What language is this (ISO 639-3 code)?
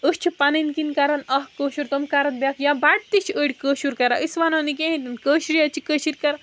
kas